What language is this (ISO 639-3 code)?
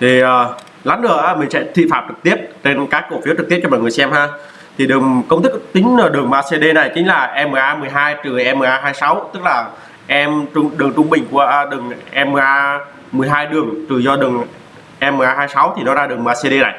vie